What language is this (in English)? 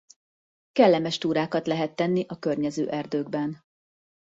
Hungarian